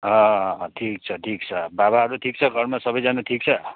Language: Nepali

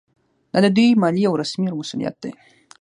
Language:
Pashto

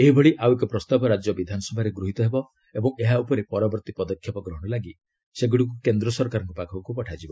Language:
Odia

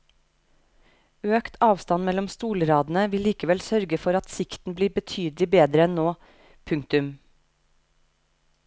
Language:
Norwegian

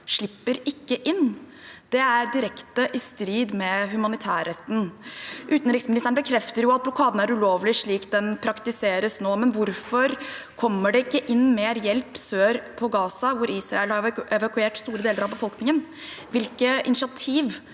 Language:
Norwegian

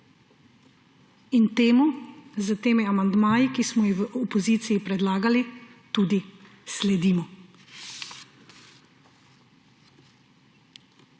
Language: Slovenian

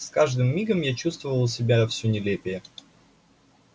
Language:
Russian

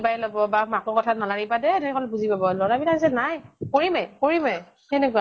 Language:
Assamese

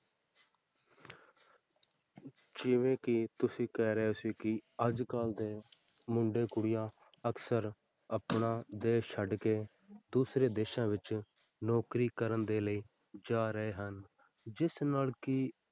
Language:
Punjabi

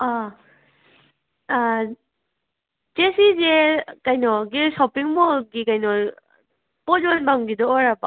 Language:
Manipuri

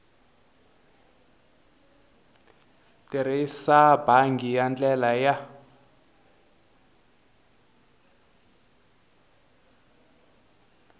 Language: Tsonga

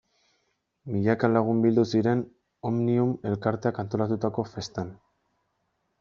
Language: Basque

